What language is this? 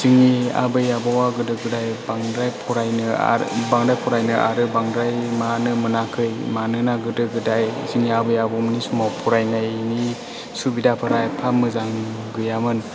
Bodo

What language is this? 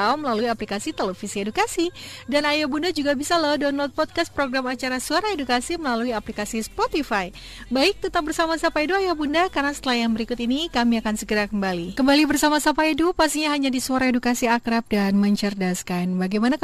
Indonesian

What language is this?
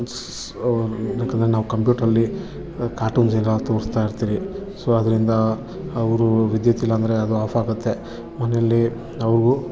Kannada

